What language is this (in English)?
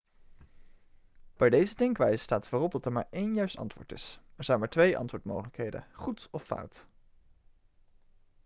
Dutch